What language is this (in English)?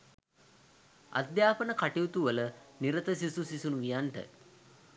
Sinhala